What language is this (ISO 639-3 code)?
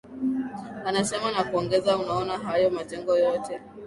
swa